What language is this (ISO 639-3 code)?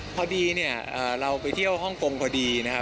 tha